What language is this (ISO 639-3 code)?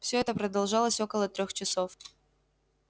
rus